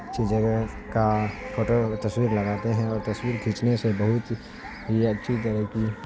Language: Urdu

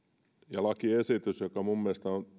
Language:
Finnish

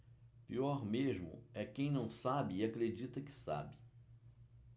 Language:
Portuguese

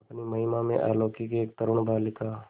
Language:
Hindi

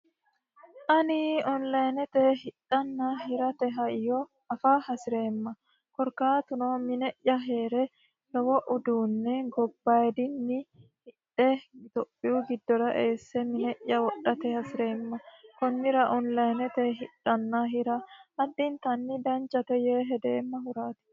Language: Sidamo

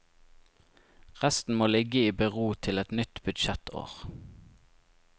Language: Norwegian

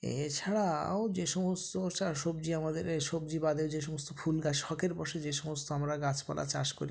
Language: Bangla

